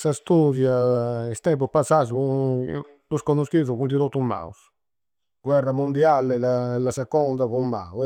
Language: Campidanese Sardinian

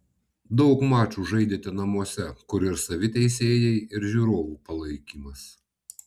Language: Lithuanian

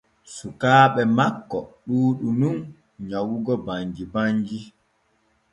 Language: Borgu Fulfulde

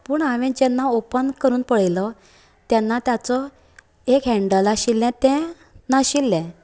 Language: Konkani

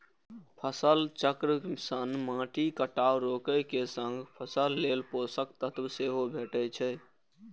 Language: Maithili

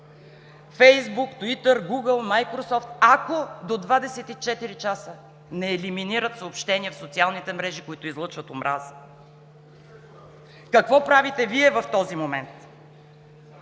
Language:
Bulgarian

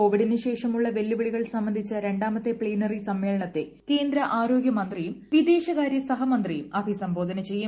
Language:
Malayalam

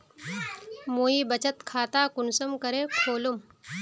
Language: Magahi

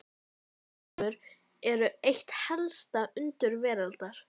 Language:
Icelandic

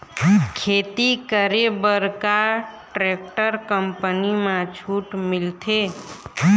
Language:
Chhattisgarhi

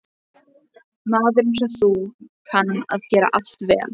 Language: Icelandic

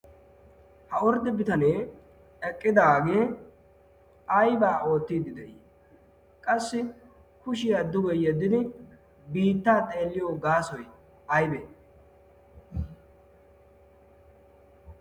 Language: Wolaytta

